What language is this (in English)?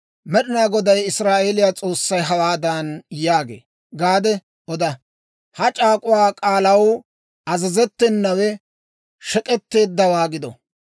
Dawro